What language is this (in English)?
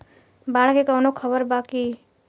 Bhojpuri